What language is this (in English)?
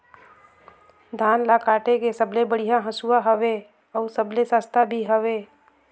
Chhattisgarhi